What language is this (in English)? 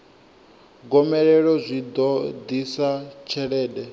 Venda